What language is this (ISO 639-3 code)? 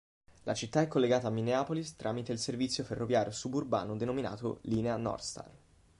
ita